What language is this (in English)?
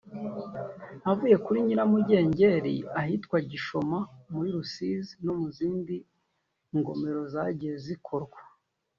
Kinyarwanda